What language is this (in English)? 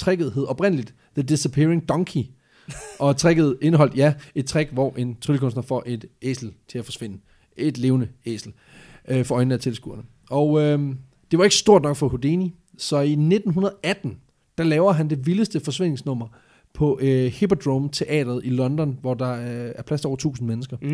Danish